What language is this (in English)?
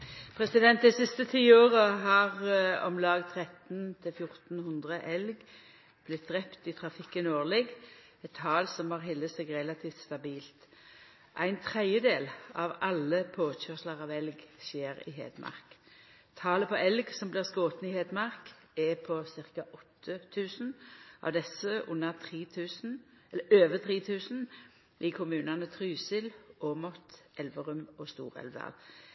Norwegian Nynorsk